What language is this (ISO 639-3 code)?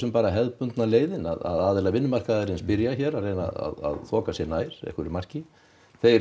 isl